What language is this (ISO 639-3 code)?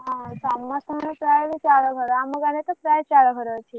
ori